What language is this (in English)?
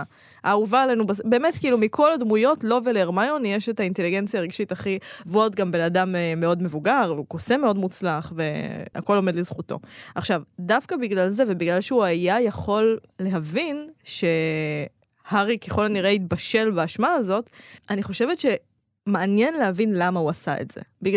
Hebrew